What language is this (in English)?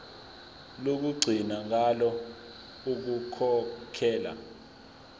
Zulu